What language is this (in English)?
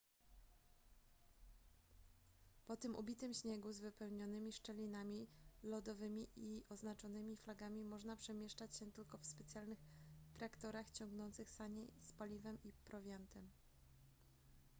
Polish